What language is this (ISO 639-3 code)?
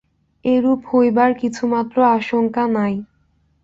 ben